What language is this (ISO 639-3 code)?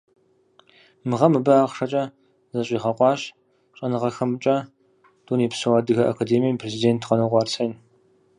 kbd